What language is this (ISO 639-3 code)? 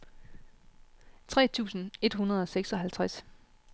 dan